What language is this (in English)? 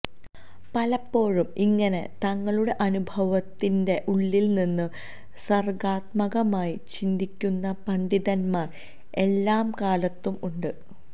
Malayalam